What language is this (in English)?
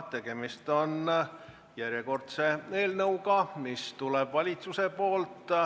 Estonian